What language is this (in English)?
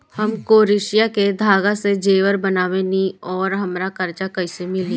Bhojpuri